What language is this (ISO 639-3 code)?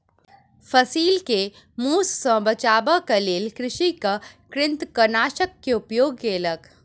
mai